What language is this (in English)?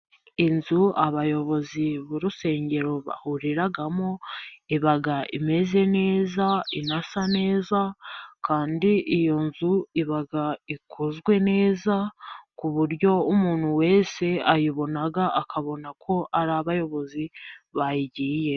Kinyarwanda